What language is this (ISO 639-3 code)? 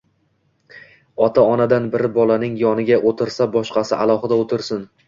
uzb